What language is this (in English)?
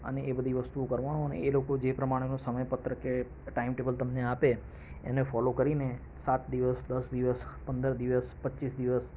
Gujarati